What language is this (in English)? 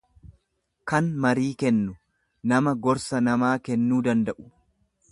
Oromo